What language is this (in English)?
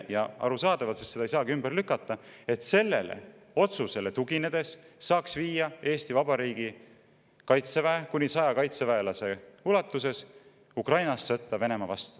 Estonian